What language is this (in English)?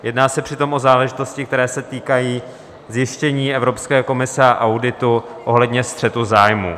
Czech